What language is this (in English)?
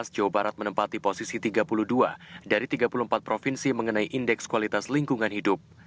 Indonesian